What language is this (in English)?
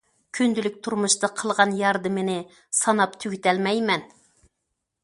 Uyghur